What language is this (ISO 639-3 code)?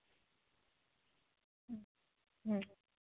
sat